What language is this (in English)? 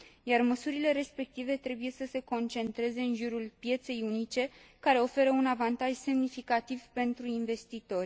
Romanian